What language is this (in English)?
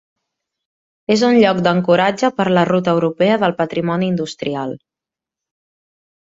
Catalan